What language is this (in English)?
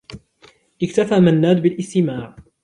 Arabic